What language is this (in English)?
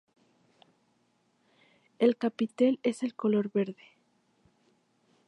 Spanish